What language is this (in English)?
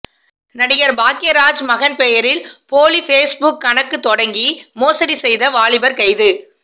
Tamil